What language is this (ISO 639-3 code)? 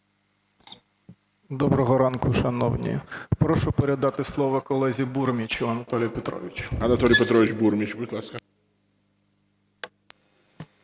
ukr